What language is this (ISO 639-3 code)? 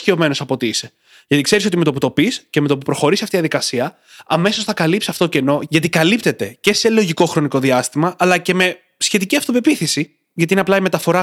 ell